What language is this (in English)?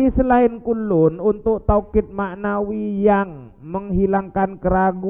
Indonesian